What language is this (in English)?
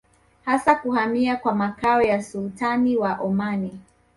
Swahili